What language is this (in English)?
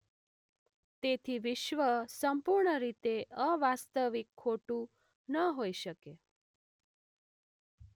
Gujarati